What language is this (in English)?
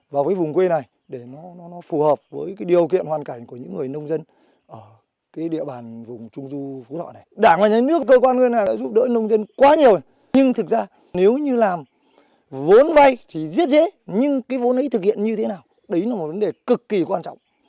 Vietnamese